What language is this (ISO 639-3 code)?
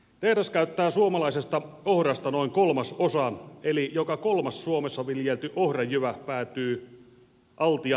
fin